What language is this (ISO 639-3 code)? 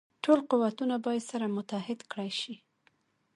pus